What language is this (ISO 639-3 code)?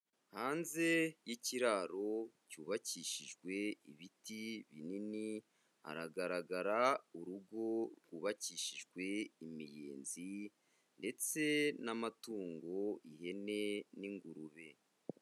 kin